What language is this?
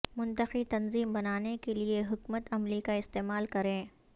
Urdu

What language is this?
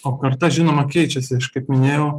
Lithuanian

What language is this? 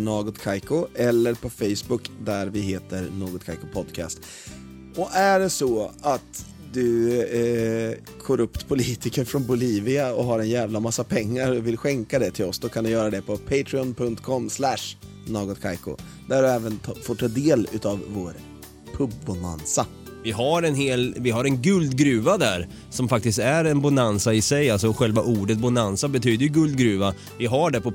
Swedish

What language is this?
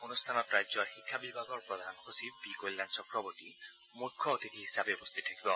Assamese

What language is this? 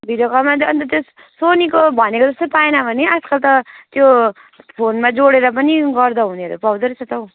Nepali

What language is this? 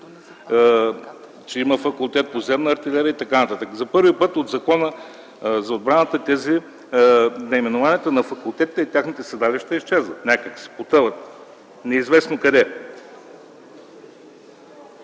Bulgarian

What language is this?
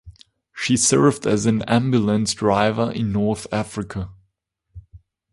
English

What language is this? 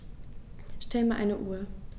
German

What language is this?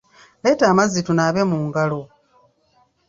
Ganda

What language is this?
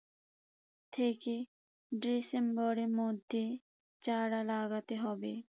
Bangla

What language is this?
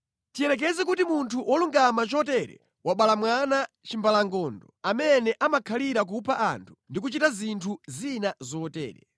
Nyanja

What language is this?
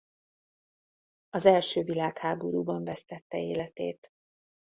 Hungarian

